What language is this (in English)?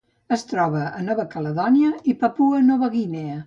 Catalan